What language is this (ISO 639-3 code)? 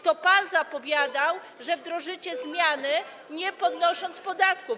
pol